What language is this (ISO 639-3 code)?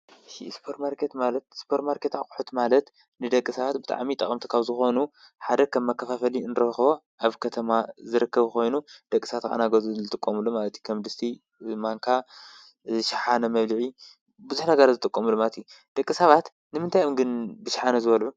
tir